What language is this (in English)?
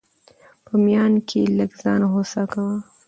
Pashto